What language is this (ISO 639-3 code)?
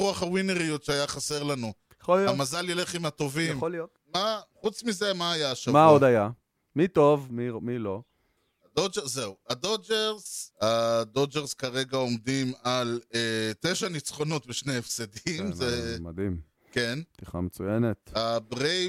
heb